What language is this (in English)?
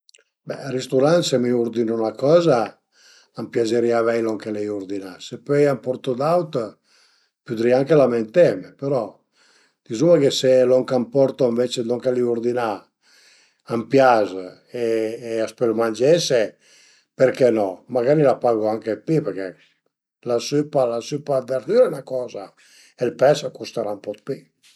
Piedmontese